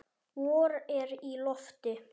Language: Icelandic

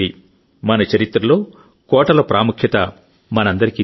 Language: Telugu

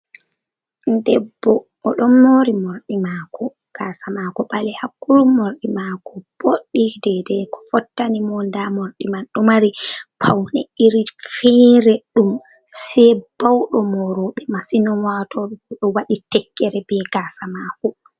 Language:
Fula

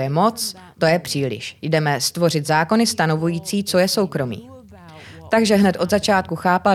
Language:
Czech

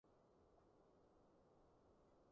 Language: Cantonese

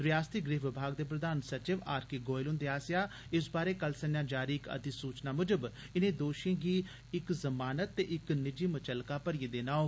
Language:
Dogri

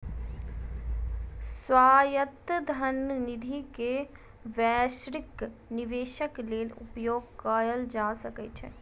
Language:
Maithili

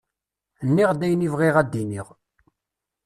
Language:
Kabyle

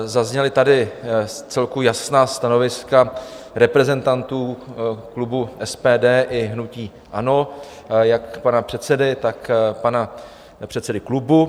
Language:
Czech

